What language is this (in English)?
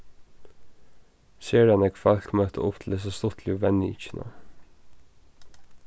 Faroese